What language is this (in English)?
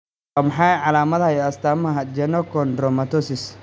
Somali